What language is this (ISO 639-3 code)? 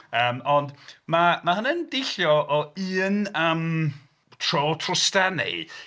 cym